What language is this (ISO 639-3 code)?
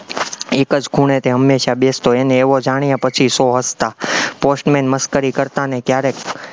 guj